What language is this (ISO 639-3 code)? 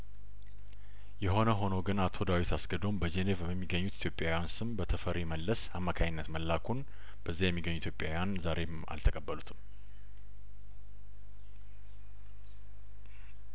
amh